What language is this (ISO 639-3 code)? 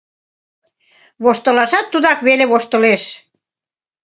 chm